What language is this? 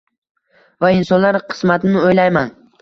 Uzbek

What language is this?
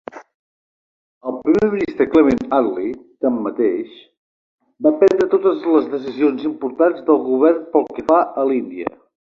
Catalan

